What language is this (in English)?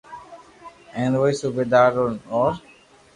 Loarki